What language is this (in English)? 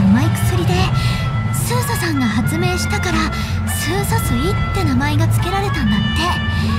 Japanese